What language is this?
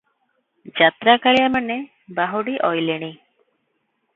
Odia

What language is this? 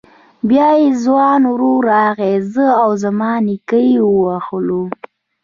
Pashto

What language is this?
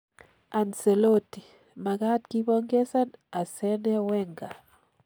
Kalenjin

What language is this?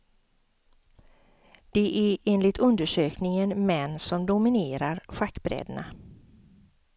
Swedish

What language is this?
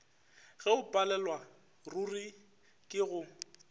Northern Sotho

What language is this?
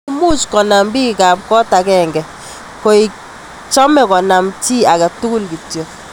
Kalenjin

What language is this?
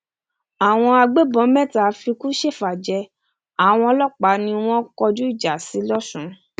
Yoruba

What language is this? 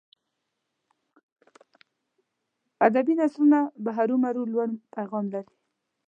Pashto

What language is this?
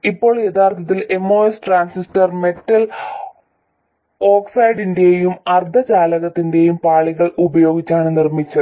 Malayalam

